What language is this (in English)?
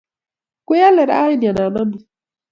Kalenjin